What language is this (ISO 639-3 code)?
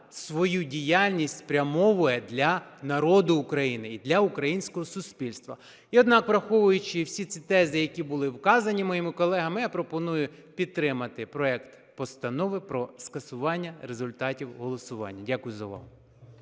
ukr